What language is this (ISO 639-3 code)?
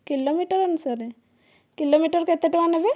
ori